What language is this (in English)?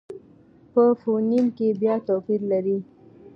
Pashto